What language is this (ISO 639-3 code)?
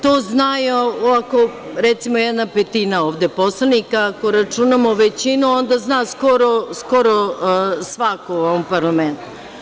srp